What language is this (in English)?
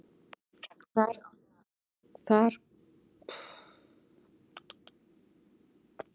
Icelandic